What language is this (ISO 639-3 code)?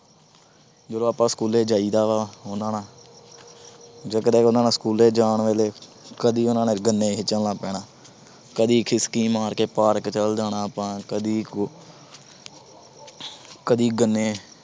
pan